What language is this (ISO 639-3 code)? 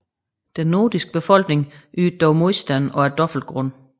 dan